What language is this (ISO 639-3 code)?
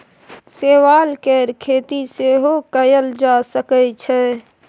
mai